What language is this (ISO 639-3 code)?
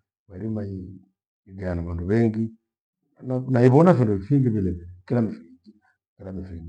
gwe